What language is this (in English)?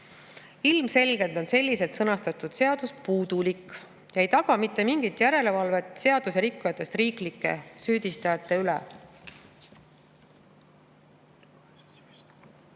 Estonian